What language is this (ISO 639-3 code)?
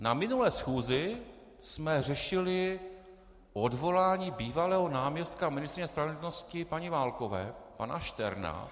ces